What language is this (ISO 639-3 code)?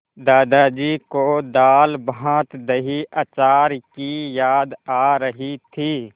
hin